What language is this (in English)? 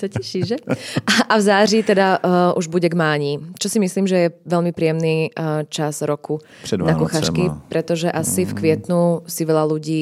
Czech